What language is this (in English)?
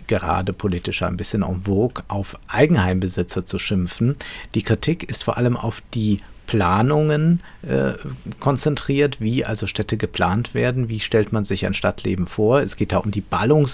German